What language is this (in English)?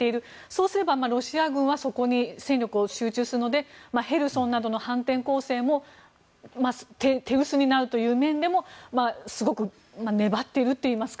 Japanese